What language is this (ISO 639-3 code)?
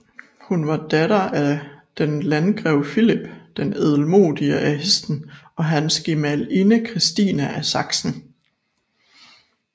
dan